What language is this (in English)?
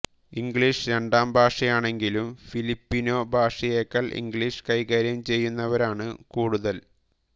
Malayalam